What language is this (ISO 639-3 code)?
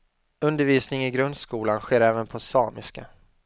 swe